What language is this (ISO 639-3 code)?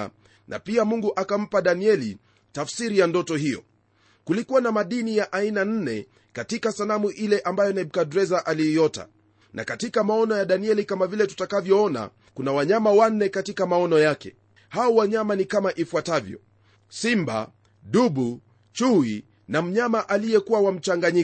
swa